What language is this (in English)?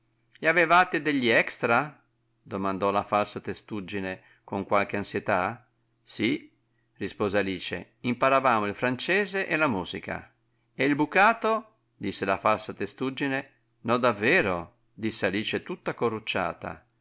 Italian